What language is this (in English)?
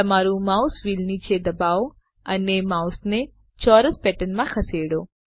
Gujarati